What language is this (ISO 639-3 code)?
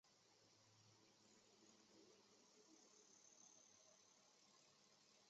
zho